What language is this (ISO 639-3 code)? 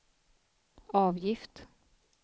swe